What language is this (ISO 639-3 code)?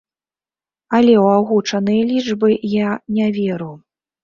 bel